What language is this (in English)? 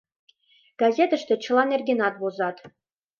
Mari